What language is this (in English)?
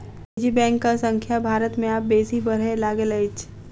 Maithili